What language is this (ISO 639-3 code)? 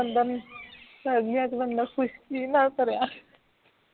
pan